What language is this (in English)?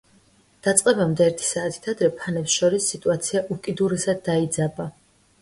Georgian